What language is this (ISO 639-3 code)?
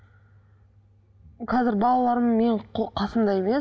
kaz